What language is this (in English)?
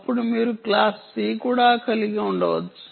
Telugu